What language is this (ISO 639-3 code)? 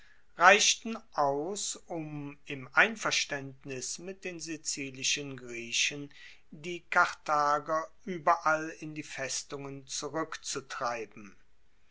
deu